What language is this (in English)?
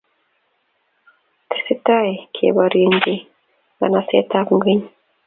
Kalenjin